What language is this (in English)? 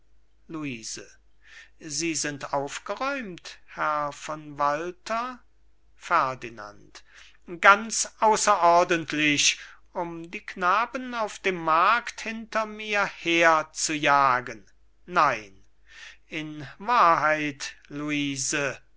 German